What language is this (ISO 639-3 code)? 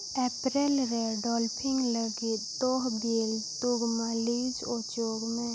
sat